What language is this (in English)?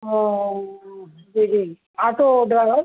Urdu